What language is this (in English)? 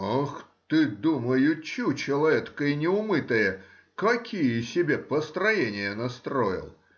Russian